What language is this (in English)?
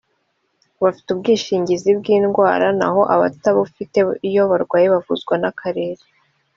Kinyarwanda